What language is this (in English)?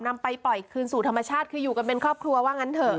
Thai